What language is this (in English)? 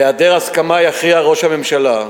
Hebrew